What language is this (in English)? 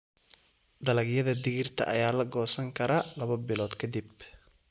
Somali